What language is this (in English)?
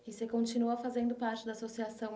Portuguese